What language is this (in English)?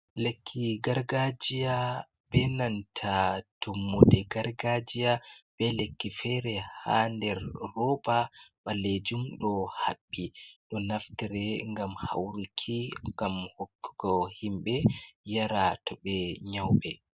Fula